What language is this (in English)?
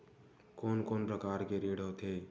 Chhattisgarhi